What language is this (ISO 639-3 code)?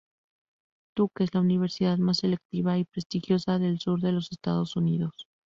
spa